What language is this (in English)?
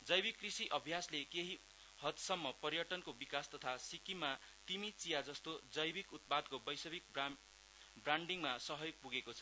Nepali